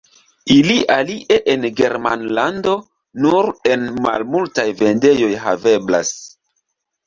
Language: Esperanto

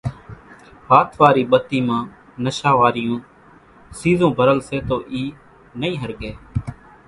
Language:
Kachi Koli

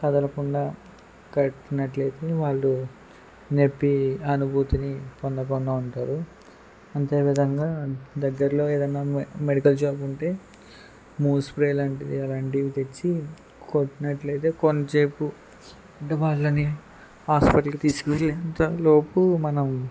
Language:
Telugu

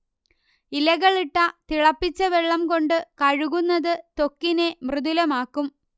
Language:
Malayalam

